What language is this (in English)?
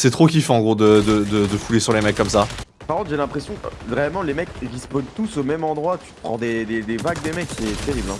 French